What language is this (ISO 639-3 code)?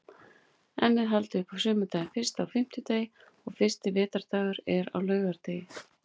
isl